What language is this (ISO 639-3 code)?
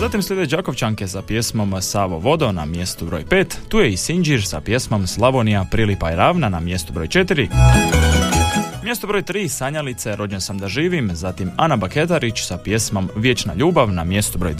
hrv